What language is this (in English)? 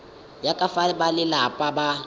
Tswana